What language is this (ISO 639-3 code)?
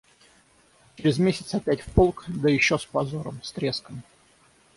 rus